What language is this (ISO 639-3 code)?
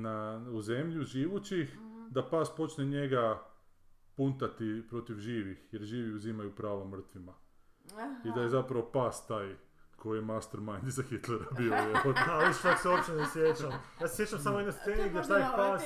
hrv